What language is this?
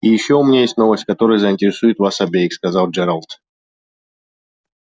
Russian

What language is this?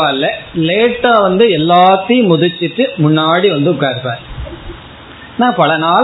Tamil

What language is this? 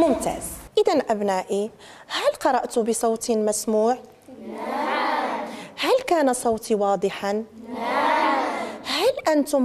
Arabic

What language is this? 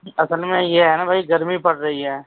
Urdu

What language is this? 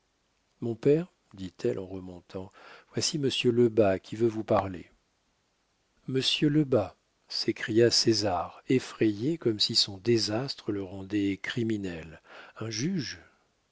French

